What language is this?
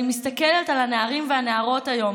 Hebrew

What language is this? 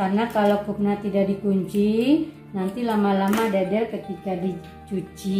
Indonesian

